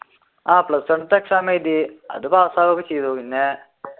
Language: Malayalam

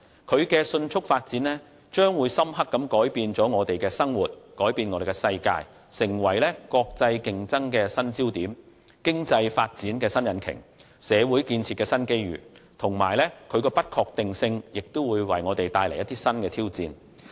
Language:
Cantonese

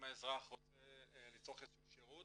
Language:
Hebrew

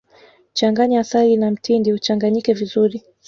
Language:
Swahili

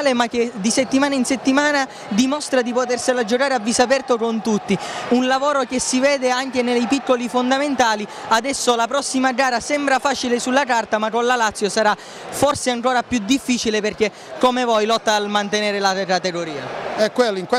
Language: Italian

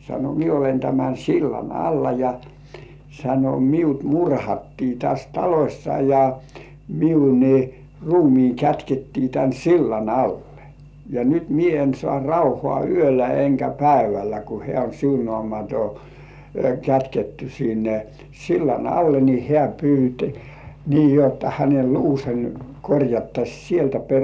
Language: Finnish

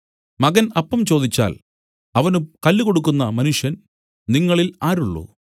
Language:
Malayalam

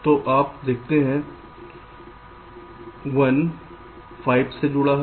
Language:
Hindi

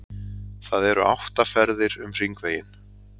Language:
Icelandic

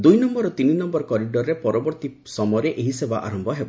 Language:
Odia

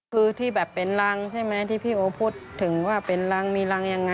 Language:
Thai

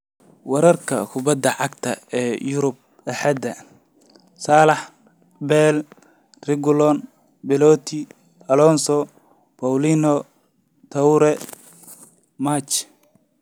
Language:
Somali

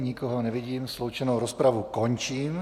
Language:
Czech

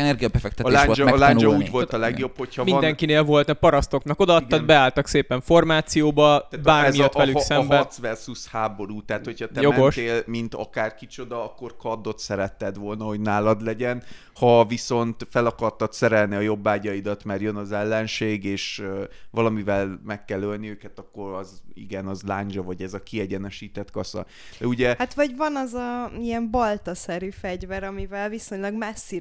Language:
Hungarian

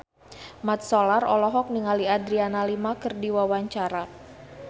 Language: Sundanese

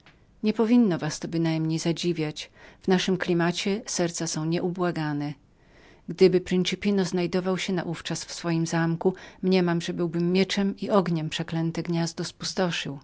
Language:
Polish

